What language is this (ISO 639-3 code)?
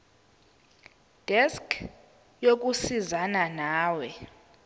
zul